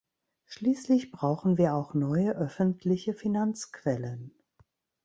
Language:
German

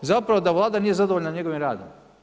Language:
Croatian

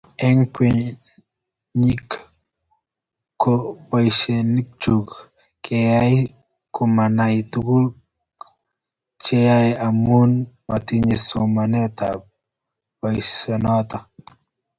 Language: Kalenjin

